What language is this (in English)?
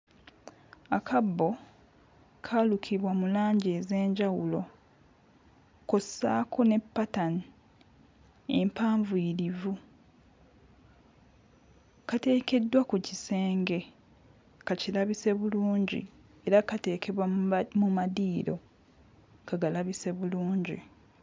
Ganda